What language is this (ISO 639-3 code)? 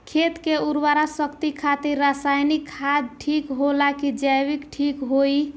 bho